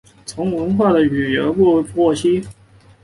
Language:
Chinese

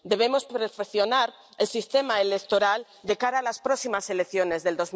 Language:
Spanish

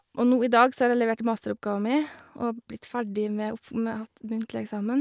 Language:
Norwegian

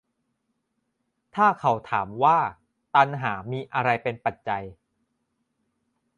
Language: Thai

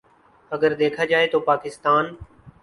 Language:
Urdu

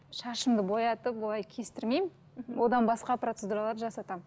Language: Kazakh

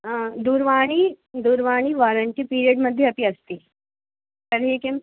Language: Sanskrit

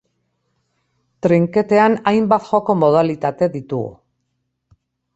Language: Basque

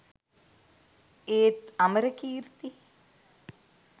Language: Sinhala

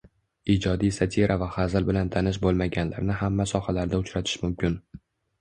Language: Uzbek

